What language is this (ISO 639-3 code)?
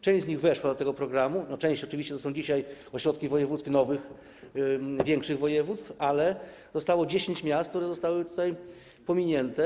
pol